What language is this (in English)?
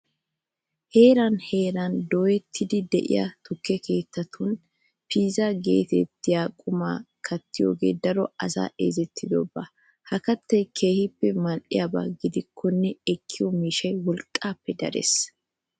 Wolaytta